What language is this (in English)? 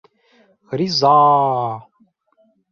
Bashkir